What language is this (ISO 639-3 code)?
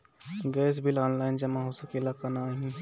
bho